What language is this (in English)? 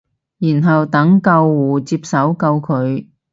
Cantonese